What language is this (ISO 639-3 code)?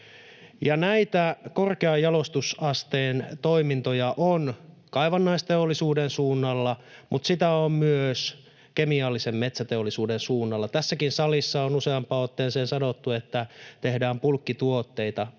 fin